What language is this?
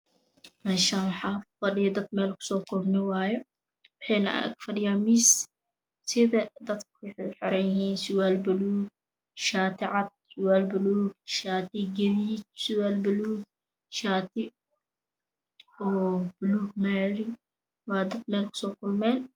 Somali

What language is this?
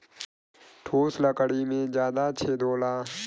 Bhojpuri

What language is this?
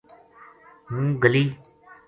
Gujari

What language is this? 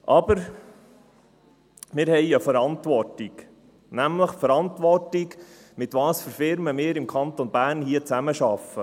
Swiss German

